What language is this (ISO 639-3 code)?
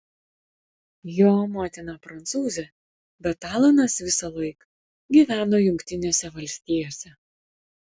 lit